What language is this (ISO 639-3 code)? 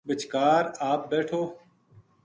gju